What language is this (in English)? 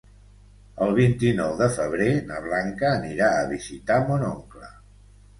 Catalan